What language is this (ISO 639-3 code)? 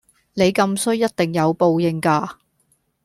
yue